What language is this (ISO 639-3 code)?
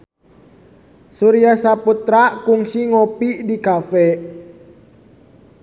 sun